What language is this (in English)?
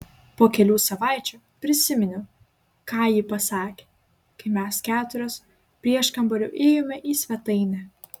Lithuanian